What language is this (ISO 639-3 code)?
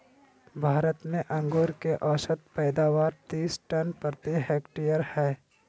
mag